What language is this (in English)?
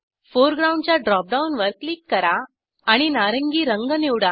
Marathi